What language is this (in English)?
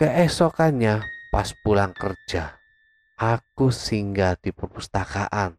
Indonesian